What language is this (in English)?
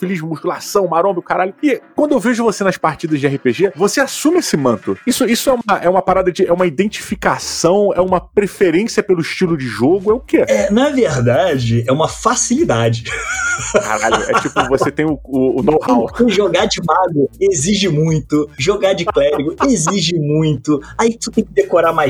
Portuguese